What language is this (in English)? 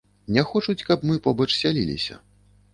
Belarusian